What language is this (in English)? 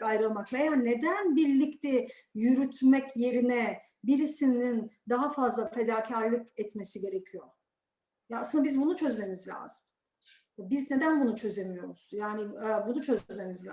Turkish